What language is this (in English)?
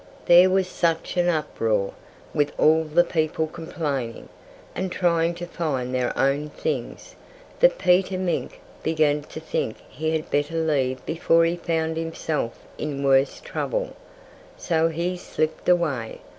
English